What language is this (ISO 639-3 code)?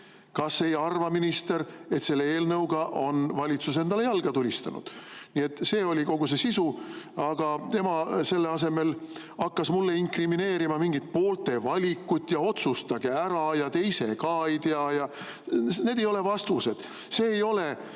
est